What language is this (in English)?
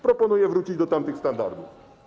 Polish